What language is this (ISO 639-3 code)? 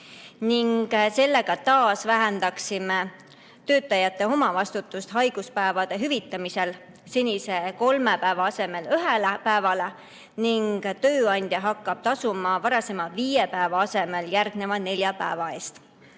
est